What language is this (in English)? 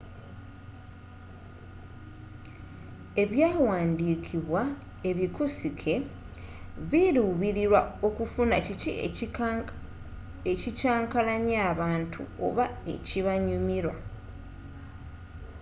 Ganda